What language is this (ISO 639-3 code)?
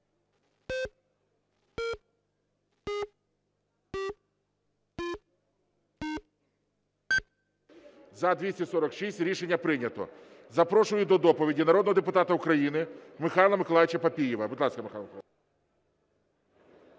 ukr